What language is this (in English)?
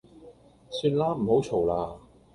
Cantonese